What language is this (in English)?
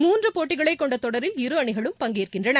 Tamil